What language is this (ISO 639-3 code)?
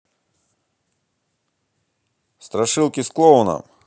rus